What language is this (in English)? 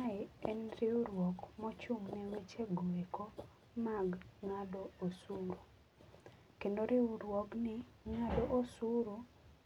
Luo (Kenya and Tanzania)